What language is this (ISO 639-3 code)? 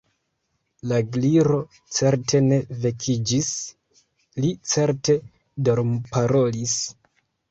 epo